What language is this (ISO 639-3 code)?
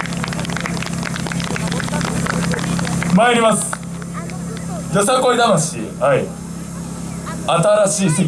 jpn